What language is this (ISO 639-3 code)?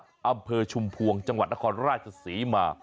tha